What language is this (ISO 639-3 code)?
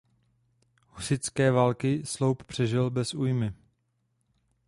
ces